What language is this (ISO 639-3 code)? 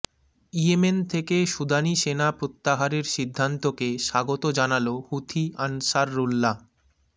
ben